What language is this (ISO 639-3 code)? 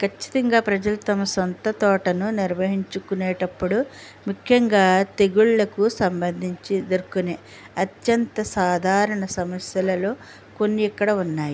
tel